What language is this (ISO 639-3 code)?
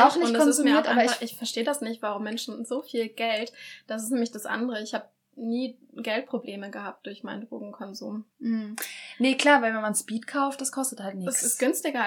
deu